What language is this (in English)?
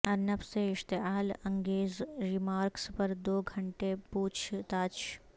Urdu